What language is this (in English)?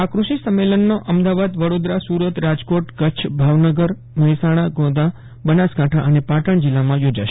Gujarati